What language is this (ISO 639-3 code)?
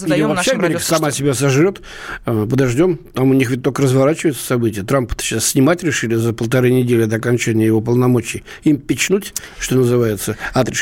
rus